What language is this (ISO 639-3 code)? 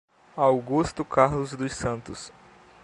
por